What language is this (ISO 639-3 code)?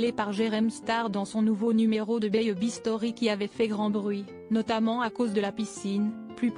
fra